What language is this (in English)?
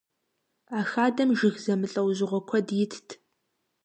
Kabardian